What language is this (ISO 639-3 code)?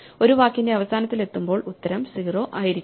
mal